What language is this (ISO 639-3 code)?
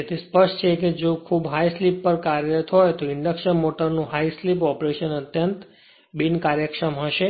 guj